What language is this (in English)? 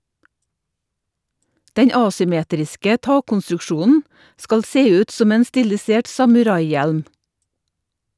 Norwegian